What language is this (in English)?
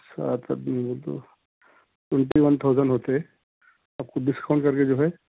Urdu